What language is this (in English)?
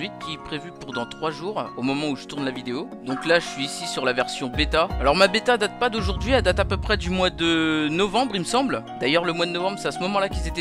French